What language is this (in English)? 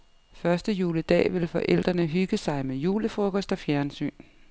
Danish